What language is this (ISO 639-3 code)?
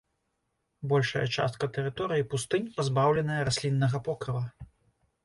bel